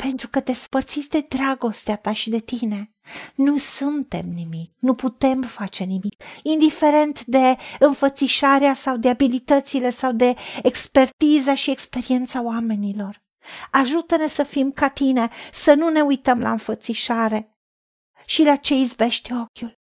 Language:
Romanian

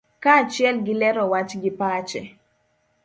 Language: Luo (Kenya and Tanzania)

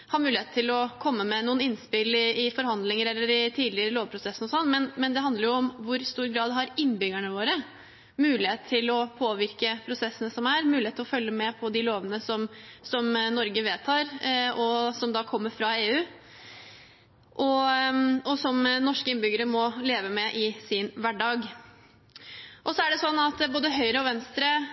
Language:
Norwegian Bokmål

